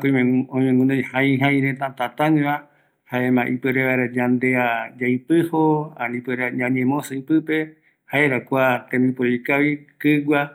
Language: Eastern Bolivian Guaraní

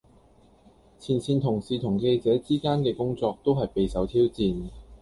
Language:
Cantonese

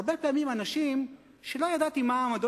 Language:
Hebrew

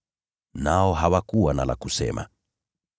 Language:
Swahili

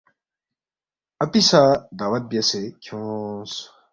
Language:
Balti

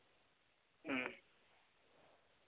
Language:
Santali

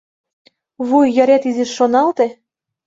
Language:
Mari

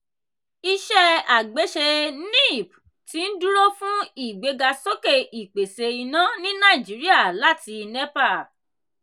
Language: Yoruba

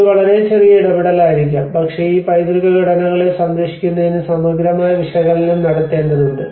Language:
Malayalam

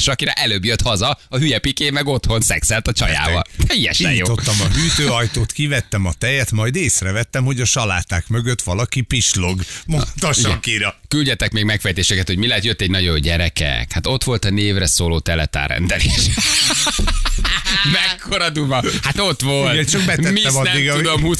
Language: Hungarian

